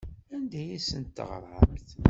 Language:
Kabyle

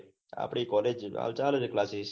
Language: Gujarati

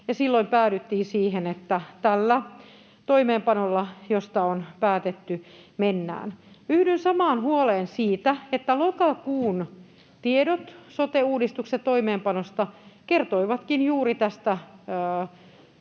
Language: Finnish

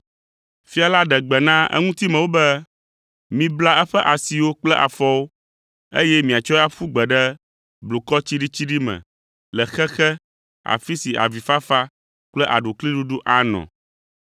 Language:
Ewe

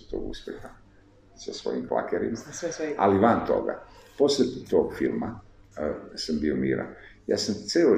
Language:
Italian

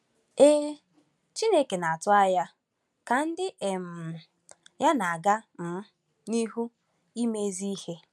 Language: Igbo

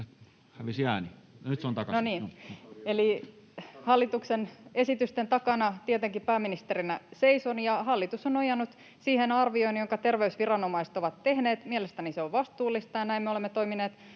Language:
Finnish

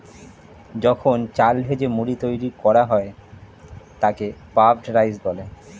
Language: Bangla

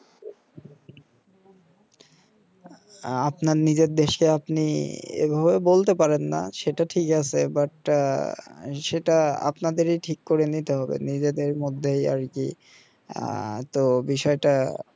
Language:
Bangla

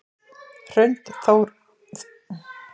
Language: Icelandic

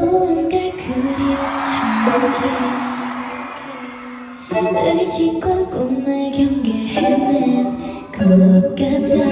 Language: Indonesian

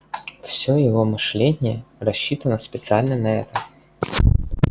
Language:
Russian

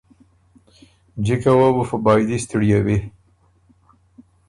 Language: Ormuri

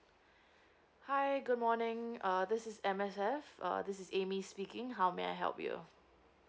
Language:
English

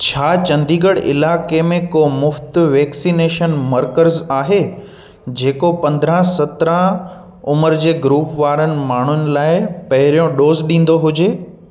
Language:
Sindhi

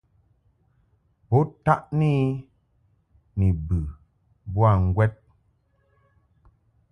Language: Mungaka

